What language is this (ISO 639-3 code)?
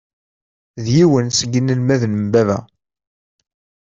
kab